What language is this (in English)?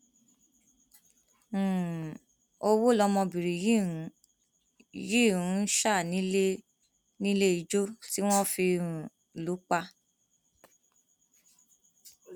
Yoruba